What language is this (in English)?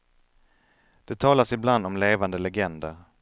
Swedish